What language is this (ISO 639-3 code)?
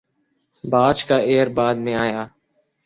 urd